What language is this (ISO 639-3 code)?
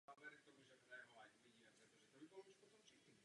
ces